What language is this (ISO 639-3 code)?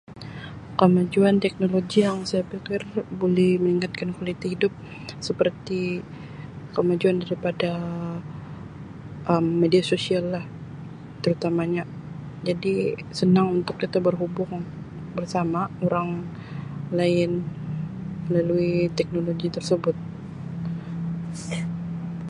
msi